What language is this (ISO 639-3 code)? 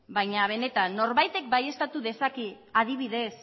eus